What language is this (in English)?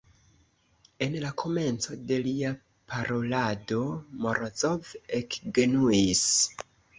Esperanto